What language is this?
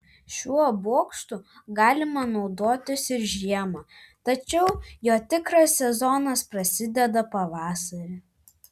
Lithuanian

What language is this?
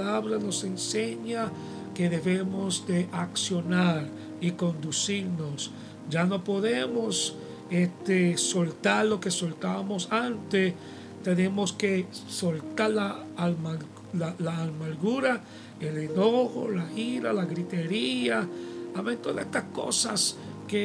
Spanish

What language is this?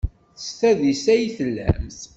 Kabyle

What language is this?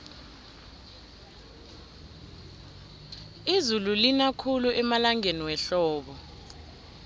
South Ndebele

